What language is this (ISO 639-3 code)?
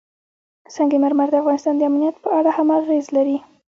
pus